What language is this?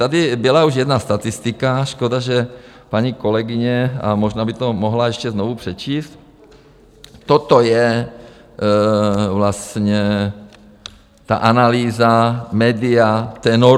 Czech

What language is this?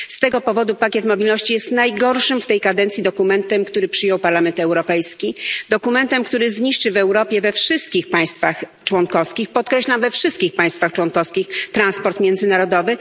Polish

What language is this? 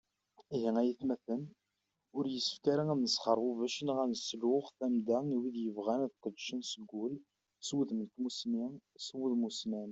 Kabyle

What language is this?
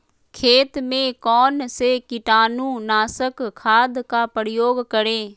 Magahi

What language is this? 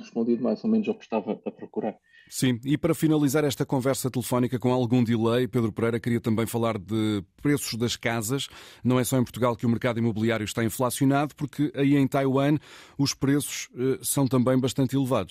Portuguese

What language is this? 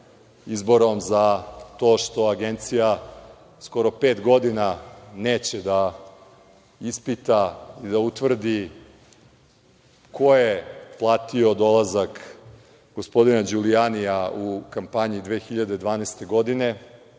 Serbian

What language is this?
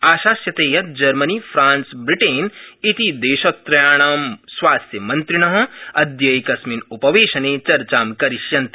Sanskrit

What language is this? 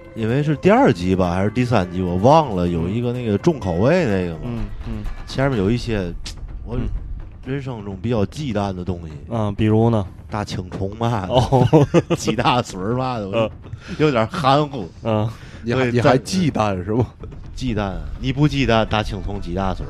Chinese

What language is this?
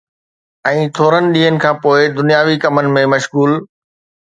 Sindhi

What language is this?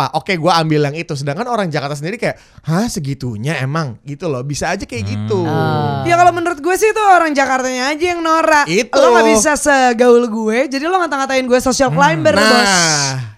Indonesian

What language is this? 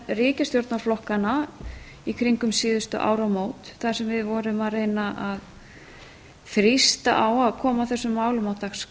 Icelandic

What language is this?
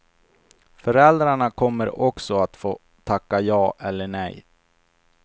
Swedish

